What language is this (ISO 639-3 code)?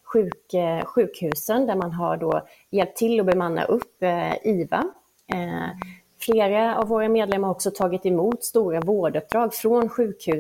swe